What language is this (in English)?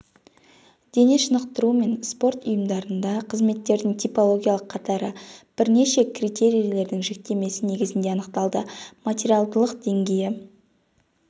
Kazakh